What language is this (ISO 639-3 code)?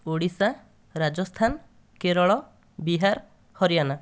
ori